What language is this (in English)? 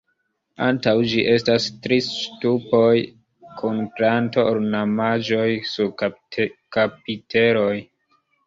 Esperanto